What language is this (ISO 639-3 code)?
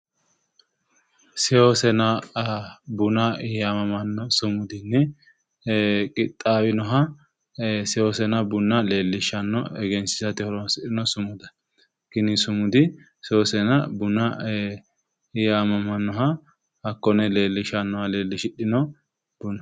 sid